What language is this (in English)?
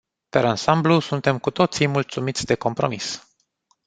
Romanian